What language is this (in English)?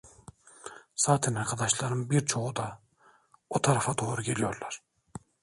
Turkish